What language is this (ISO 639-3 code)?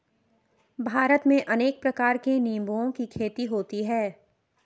hin